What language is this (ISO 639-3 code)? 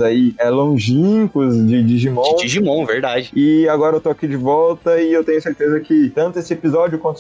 por